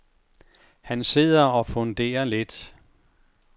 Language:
Danish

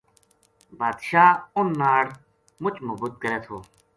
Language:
Gujari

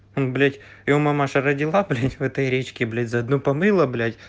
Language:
Russian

